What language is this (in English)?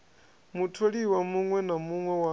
Venda